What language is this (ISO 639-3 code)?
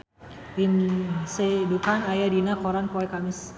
sun